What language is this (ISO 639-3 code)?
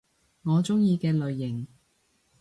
yue